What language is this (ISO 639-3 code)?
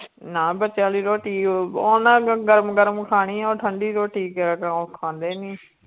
pan